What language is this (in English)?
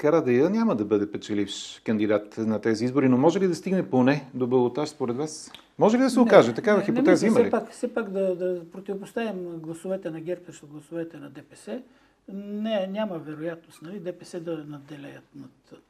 Bulgarian